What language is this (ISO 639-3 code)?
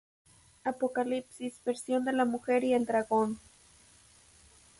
spa